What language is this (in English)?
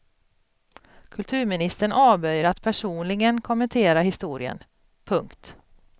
Swedish